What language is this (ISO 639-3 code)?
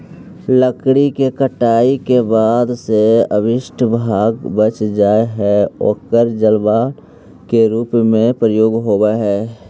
mag